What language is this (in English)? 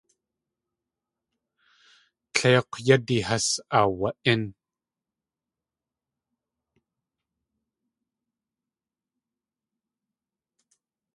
Tlingit